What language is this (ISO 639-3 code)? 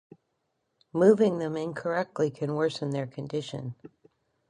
eng